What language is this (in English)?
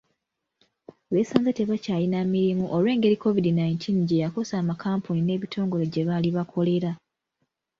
Ganda